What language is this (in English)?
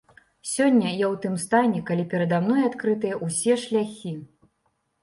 Belarusian